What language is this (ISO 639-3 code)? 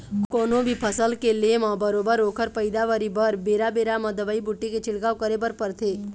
hne